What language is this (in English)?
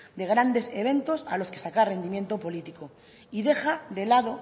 Spanish